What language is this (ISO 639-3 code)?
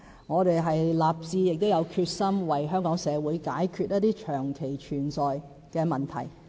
yue